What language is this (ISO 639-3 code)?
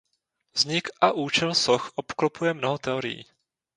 ces